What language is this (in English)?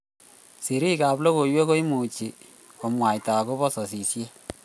Kalenjin